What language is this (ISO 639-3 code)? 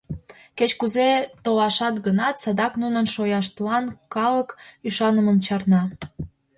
chm